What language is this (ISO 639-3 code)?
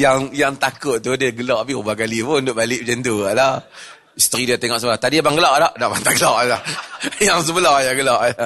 msa